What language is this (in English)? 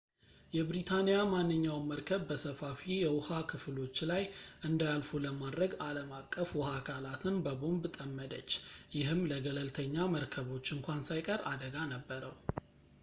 Amharic